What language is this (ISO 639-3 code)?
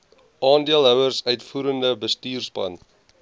afr